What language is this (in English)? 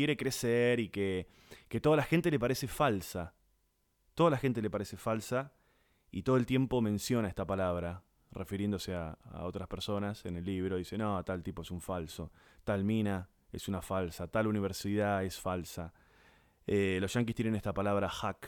Spanish